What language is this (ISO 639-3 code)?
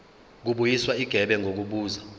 zul